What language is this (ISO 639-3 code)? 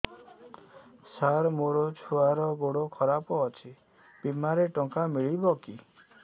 ori